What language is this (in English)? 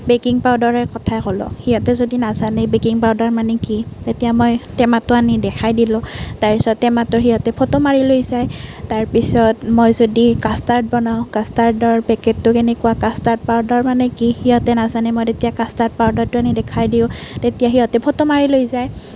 Assamese